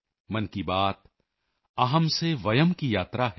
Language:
Punjabi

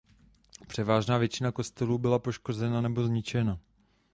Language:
Czech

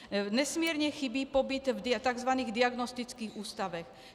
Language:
Czech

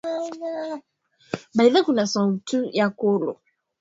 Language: Swahili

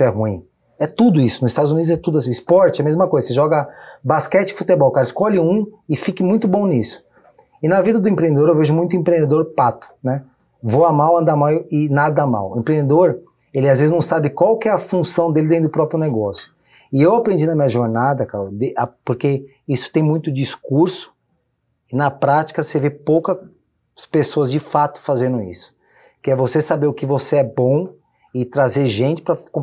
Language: Portuguese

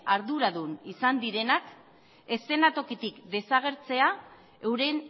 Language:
Basque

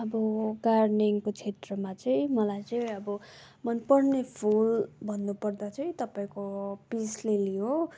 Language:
Nepali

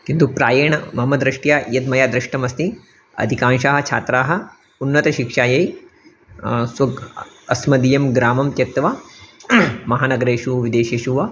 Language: Sanskrit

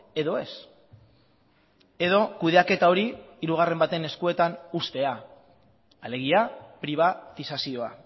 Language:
Basque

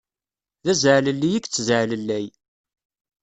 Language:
Kabyle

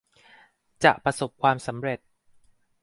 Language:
Thai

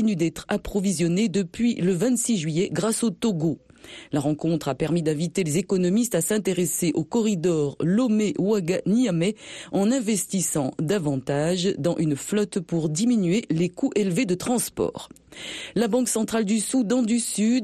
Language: French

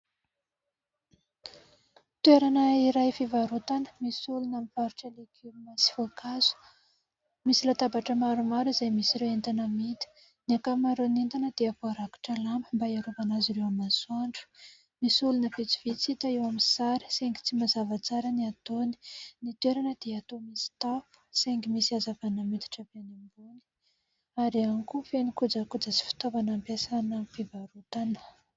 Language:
Malagasy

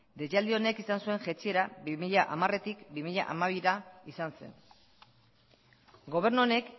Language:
Basque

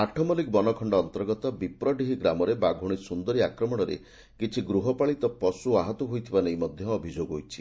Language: Odia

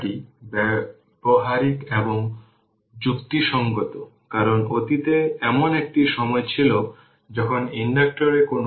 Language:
Bangla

